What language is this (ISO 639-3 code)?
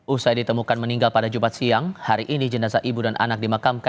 ind